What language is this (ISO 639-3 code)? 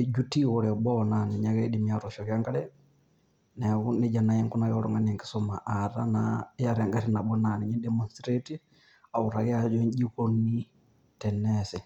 mas